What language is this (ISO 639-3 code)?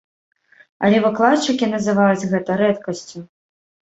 bel